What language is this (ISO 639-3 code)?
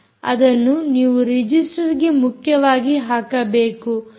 kan